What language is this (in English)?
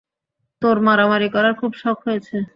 Bangla